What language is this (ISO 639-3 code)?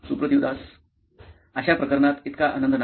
mar